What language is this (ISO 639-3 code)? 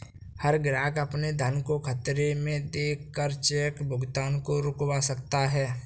hin